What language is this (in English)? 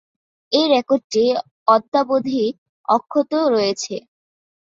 Bangla